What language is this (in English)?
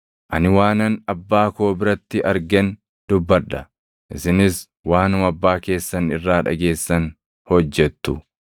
Oromo